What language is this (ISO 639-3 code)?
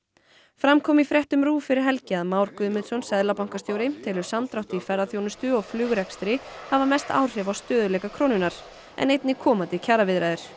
isl